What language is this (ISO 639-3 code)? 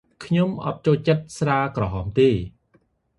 khm